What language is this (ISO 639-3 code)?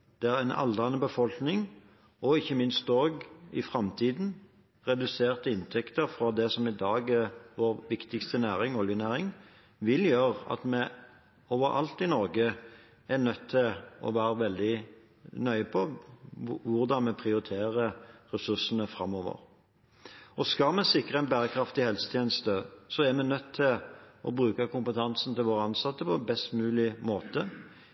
nob